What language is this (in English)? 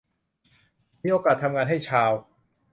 Thai